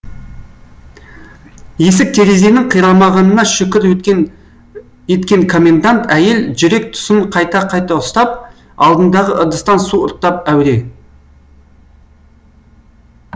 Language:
Kazakh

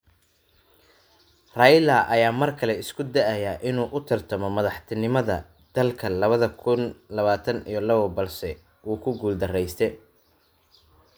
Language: Somali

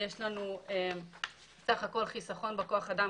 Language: Hebrew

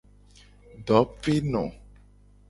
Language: Gen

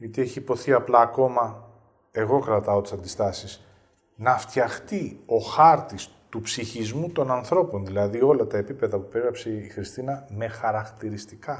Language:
Greek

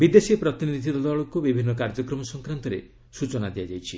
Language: Odia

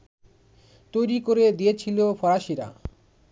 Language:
Bangla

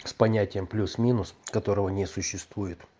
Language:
Russian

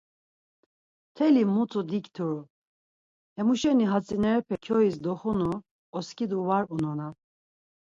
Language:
Laz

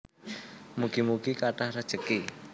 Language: Javanese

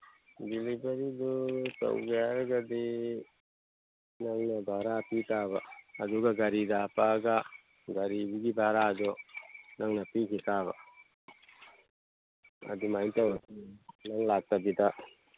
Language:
Manipuri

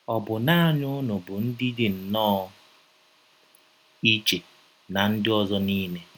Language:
Igbo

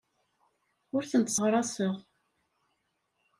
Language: Kabyle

